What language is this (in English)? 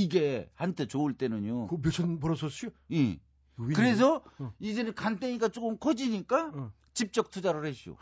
Korean